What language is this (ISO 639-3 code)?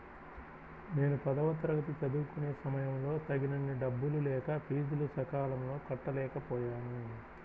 tel